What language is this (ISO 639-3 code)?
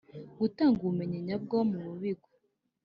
kin